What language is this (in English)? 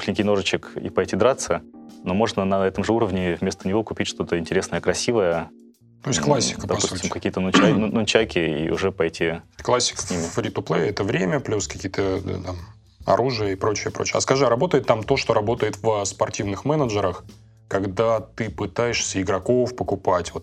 Russian